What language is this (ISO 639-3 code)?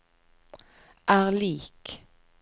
nor